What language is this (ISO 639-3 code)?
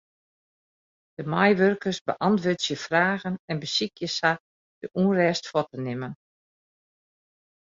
fry